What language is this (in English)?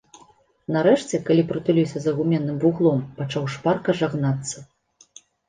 Belarusian